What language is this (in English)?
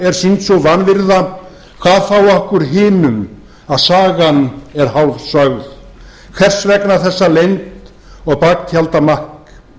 Icelandic